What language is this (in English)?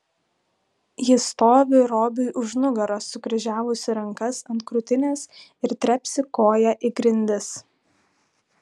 Lithuanian